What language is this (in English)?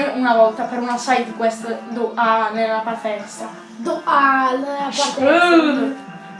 Italian